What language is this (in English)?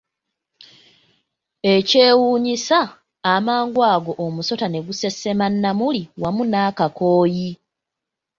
Ganda